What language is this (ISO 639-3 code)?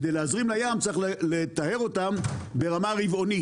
heb